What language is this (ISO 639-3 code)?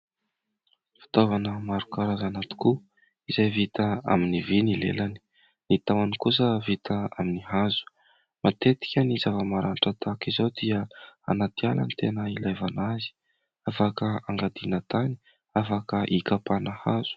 mlg